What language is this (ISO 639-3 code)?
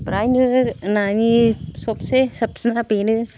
brx